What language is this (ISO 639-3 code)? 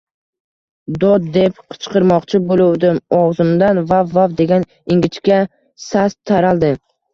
uzb